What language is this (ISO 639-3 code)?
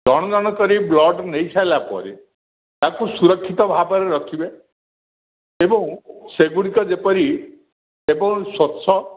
ori